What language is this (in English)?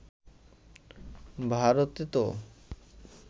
Bangla